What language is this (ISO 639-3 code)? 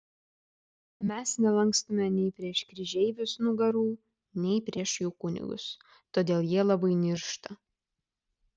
lit